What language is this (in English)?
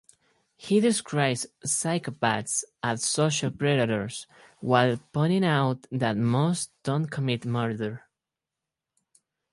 English